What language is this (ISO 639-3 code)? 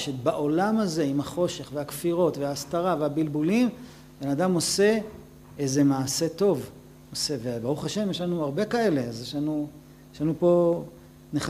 heb